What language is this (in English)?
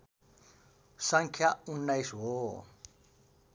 Nepali